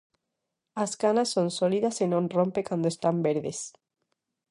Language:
Galician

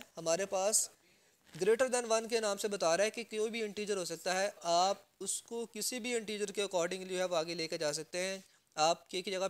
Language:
Hindi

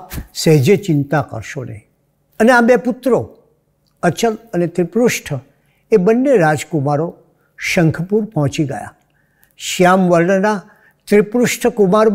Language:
Gujarati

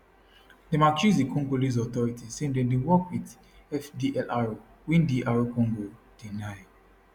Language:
Nigerian Pidgin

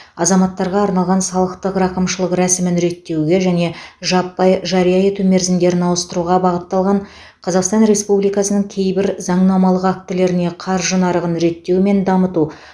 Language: Kazakh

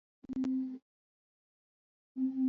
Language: Swahili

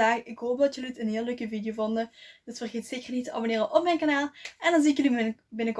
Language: Dutch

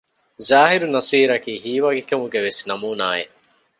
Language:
Divehi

